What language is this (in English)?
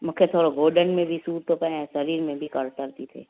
Sindhi